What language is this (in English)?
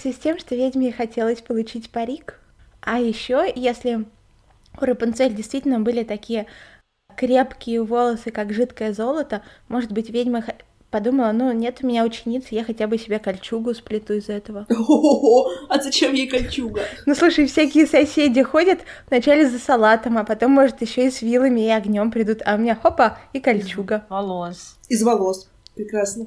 Russian